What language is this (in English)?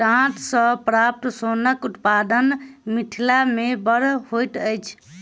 Maithili